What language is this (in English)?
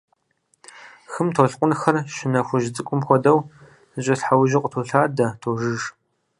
Kabardian